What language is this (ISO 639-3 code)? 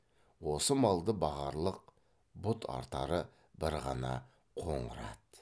kaz